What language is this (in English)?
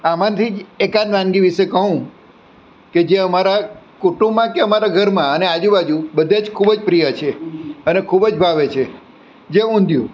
Gujarati